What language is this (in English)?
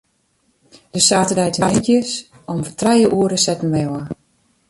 Western Frisian